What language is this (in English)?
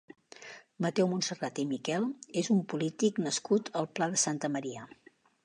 Catalan